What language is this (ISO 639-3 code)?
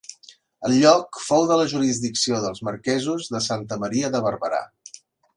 cat